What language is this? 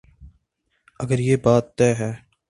Urdu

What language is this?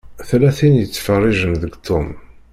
Kabyle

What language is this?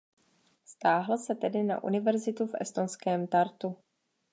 Czech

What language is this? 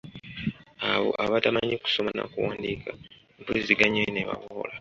Ganda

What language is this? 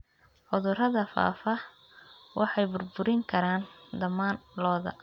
Somali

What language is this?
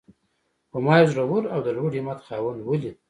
Pashto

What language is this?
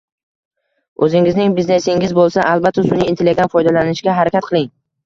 Uzbek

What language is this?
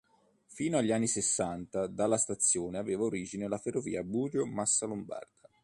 Italian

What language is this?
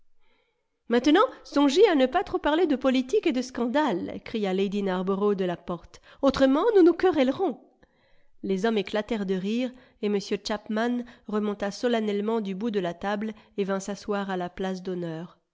French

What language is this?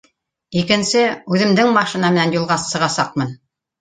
Bashkir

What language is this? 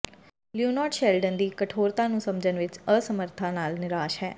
Punjabi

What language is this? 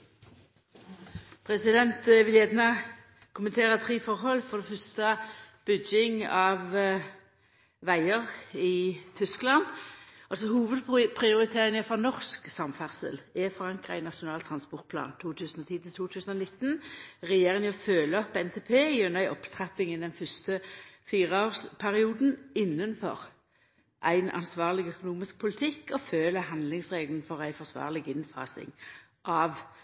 Norwegian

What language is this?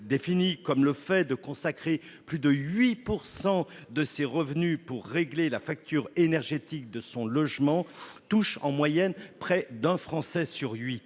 French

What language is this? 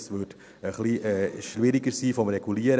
Swiss German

